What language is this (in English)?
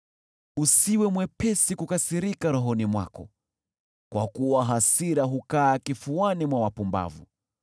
Swahili